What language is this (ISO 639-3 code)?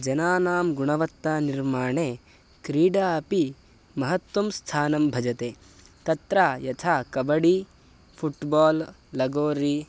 san